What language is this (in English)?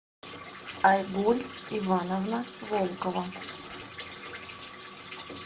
Russian